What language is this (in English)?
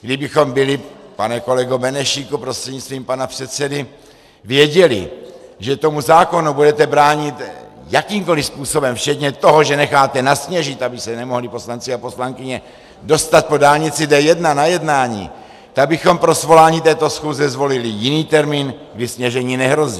Czech